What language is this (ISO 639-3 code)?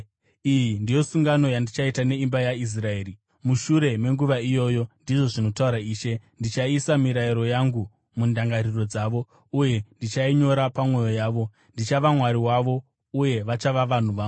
sna